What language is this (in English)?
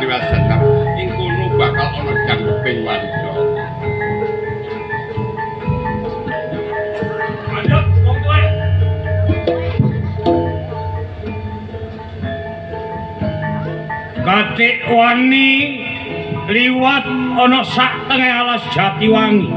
Indonesian